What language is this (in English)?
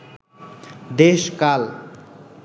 Bangla